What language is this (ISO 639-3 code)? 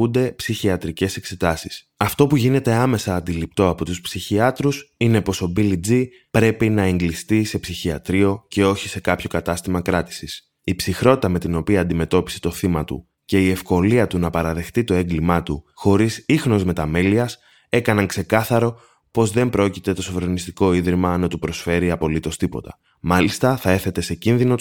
ell